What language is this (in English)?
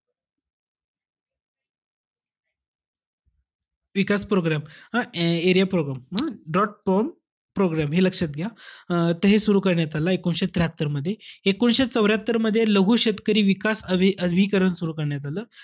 Marathi